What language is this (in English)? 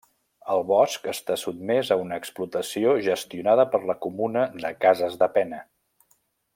Catalan